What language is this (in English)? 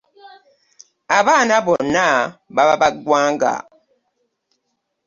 Ganda